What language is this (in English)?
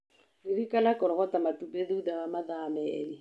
Kikuyu